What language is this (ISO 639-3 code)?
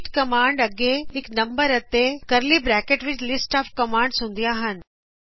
pan